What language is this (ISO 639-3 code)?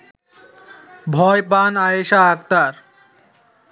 ben